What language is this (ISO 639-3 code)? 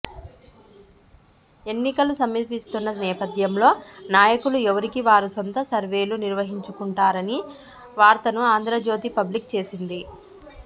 tel